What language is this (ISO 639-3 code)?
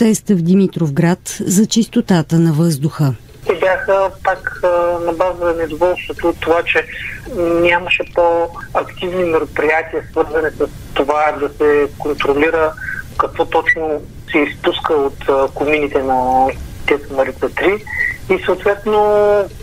bul